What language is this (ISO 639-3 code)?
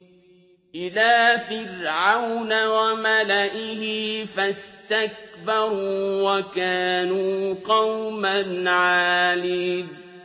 ara